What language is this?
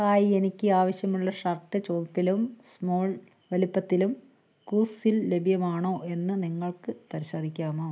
Malayalam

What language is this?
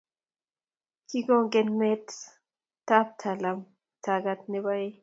Kalenjin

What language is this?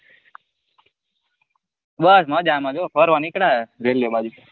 Gujarati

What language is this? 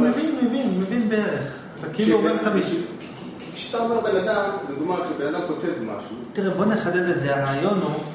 Hebrew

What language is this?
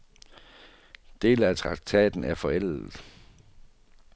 Danish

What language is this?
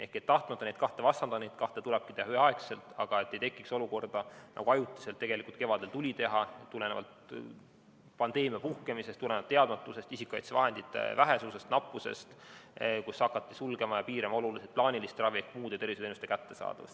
Estonian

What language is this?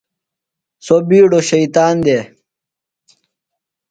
Phalura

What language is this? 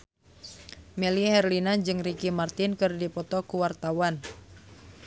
Sundanese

